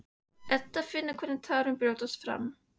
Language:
Icelandic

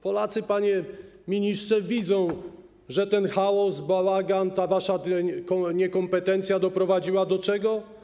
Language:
Polish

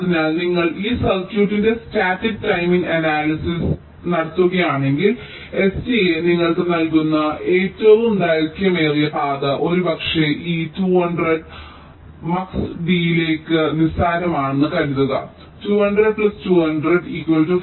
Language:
Malayalam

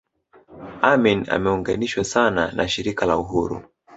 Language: Swahili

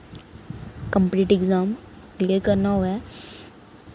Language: Dogri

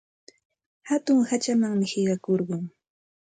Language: Santa Ana de Tusi Pasco Quechua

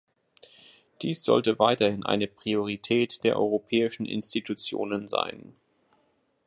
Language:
German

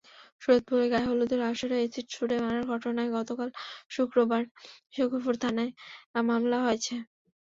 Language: Bangla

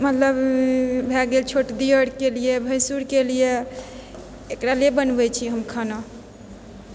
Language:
Maithili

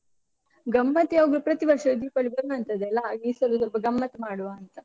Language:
Kannada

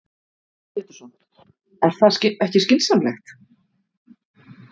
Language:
Icelandic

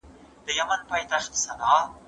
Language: Pashto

